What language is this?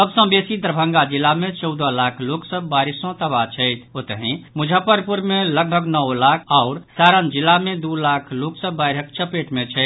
Maithili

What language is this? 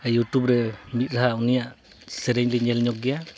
Santali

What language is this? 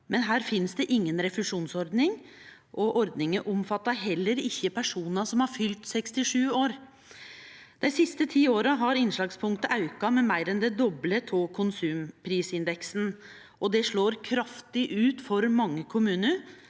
Norwegian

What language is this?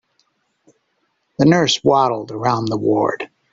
English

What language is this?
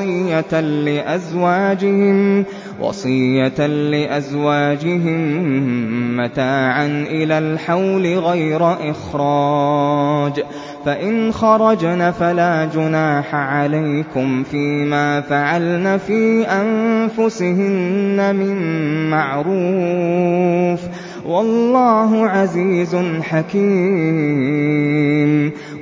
Arabic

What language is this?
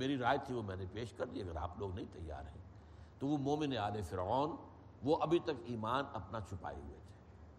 Urdu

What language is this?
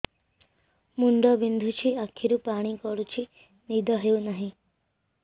Odia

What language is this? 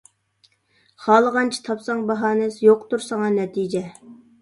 Uyghur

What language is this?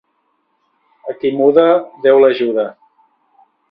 Catalan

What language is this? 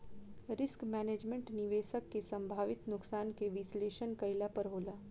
Bhojpuri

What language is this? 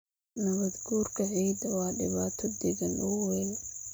Somali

